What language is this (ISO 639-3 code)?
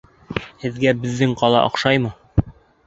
bak